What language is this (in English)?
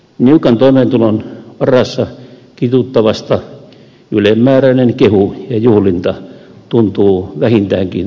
Finnish